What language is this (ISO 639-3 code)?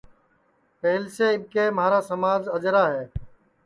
ssi